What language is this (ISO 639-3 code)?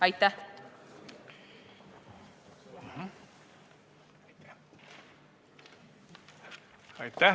est